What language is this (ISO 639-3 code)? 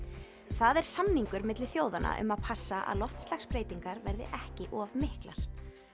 isl